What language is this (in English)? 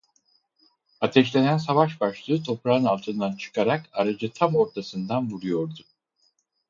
Turkish